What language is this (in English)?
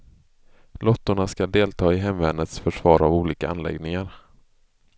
Swedish